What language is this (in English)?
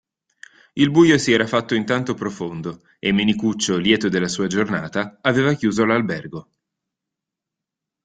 Italian